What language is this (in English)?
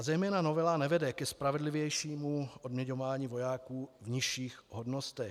Czech